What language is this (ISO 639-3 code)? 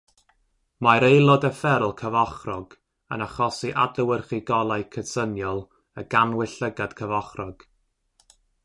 cym